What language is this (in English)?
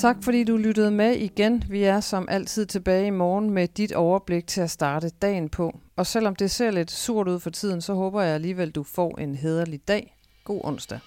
Danish